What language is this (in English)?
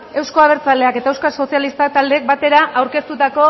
Basque